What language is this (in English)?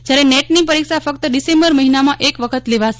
Gujarati